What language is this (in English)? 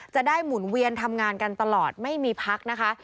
Thai